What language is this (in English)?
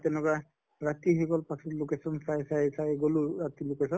Assamese